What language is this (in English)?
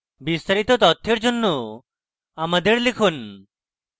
Bangla